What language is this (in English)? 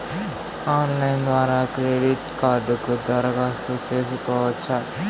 Telugu